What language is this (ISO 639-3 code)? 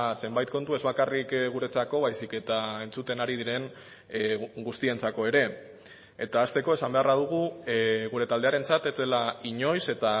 eus